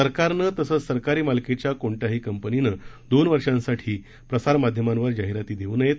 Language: Marathi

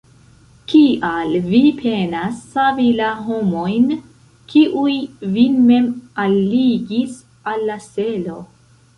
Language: Esperanto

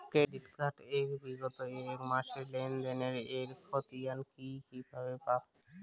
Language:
Bangla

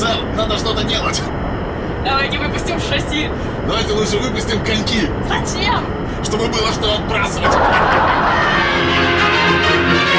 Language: Russian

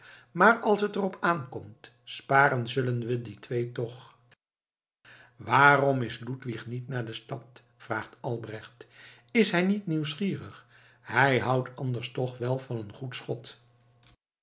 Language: Dutch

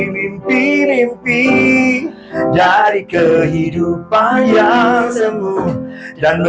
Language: Indonesian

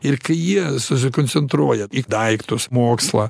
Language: Lithuanian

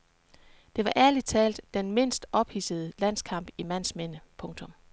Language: Danish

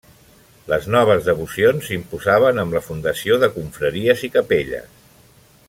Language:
Catalan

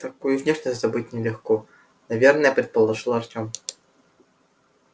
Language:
Russian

